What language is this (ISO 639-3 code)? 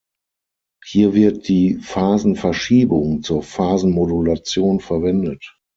deu